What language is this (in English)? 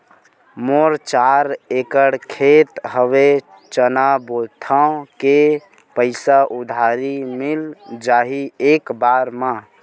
Chhattisgarhi